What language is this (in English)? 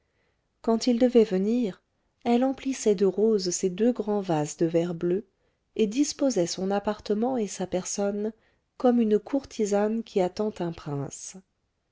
French